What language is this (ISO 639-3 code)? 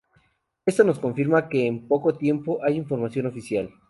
spa